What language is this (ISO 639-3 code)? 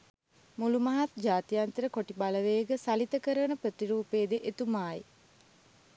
sin